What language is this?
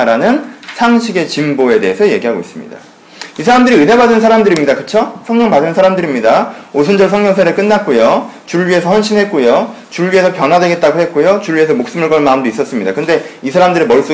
Korean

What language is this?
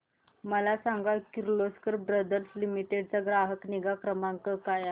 Marathi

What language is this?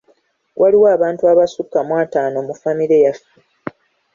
Ganda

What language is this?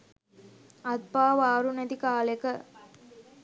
Sinhala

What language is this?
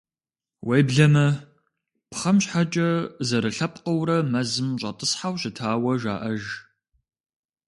Kabardian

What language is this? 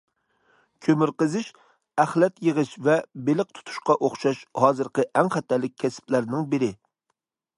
Uyghur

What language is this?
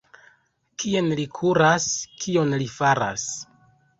Esperanto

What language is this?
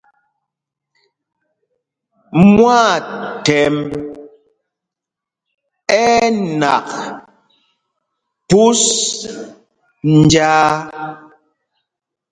Mpumpong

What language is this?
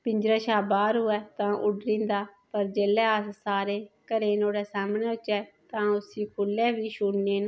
Dogri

